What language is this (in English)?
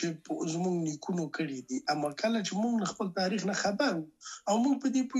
Persian